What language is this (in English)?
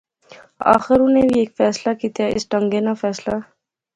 Pahari-Potwari